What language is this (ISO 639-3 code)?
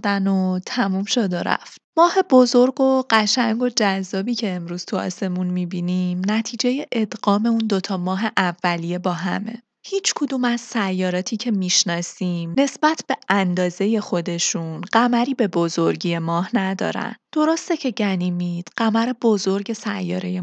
fas